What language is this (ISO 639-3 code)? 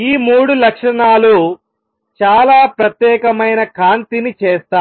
tel